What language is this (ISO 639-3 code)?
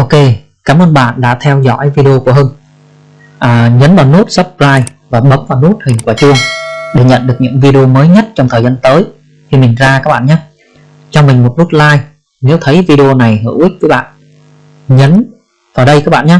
vie